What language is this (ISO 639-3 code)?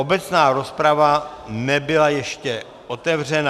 ces